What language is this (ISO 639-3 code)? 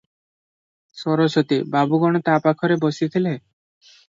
ori